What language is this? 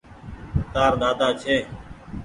Goaria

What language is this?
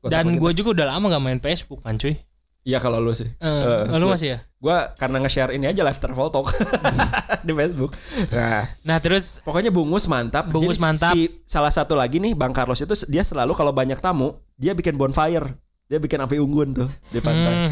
Indonesian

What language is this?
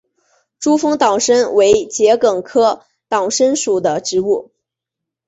Chinese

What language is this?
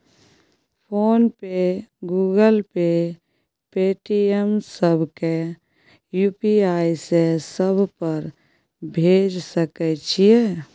Maithili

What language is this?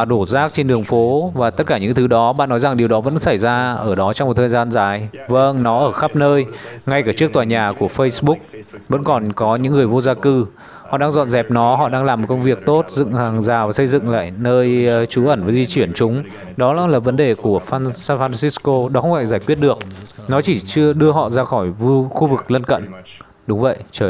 Vietnamese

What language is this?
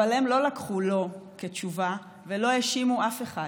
Hebrew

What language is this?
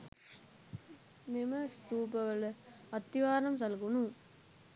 Sinhala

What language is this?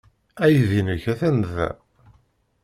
Kabyle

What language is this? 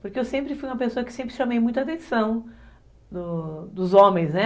Portuguese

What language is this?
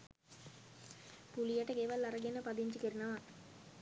Sinhala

